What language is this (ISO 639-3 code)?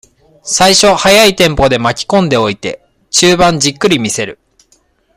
jpn